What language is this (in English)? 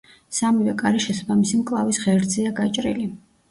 Georgian